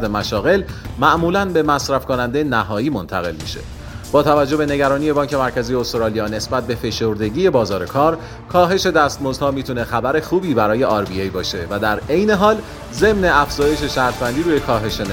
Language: Persian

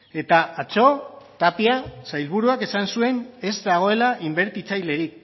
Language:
Basque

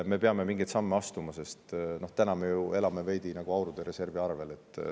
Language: Estonian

